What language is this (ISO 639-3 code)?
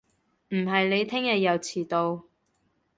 yue